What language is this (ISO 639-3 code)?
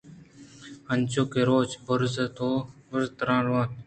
bgp